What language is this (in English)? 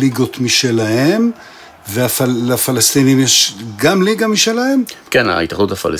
Hebrew